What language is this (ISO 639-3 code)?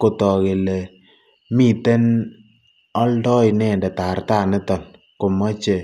kln